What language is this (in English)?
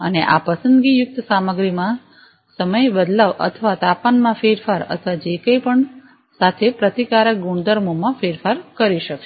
Gujarati